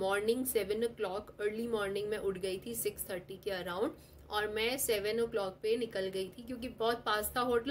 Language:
Hindi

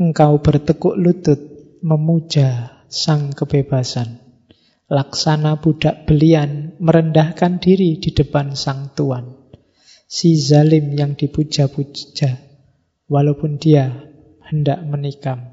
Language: Indonesian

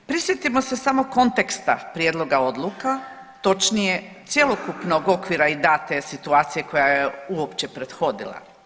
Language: Croatian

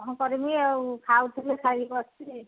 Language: Odia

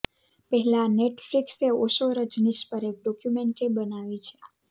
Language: Gujarati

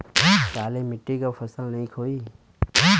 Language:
Bhojpuri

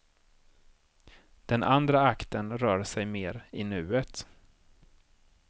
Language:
Swedish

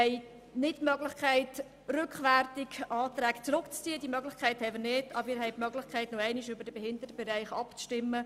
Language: Swiss German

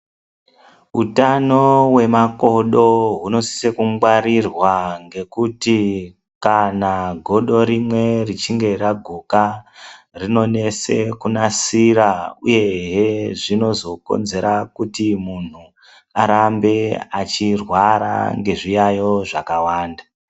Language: Ndau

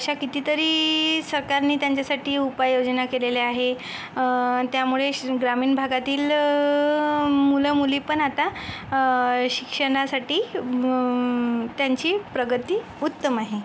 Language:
Marathi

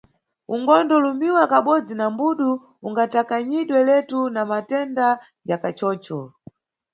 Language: Nyungwe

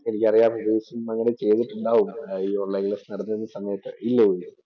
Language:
Malayalam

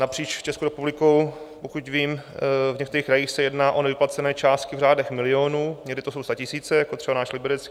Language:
Czech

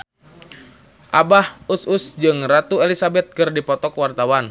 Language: Sundanese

